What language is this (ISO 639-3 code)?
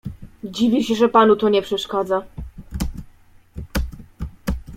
pol